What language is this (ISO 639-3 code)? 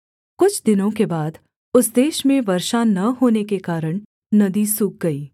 hin